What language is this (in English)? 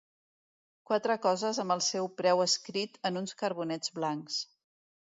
Catalan